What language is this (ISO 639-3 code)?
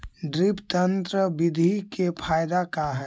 mag